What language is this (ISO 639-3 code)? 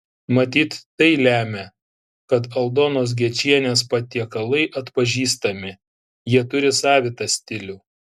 lit